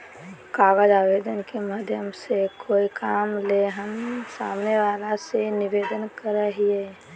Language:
Magahi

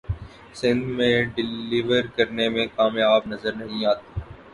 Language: Urdu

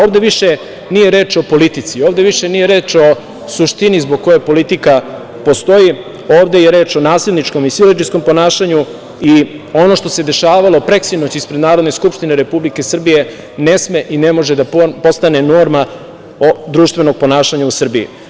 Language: Serbian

